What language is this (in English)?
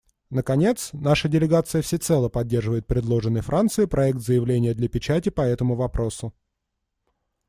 Russian